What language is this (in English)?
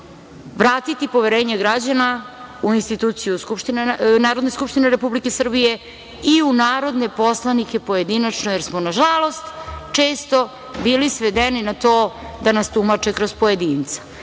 Serbian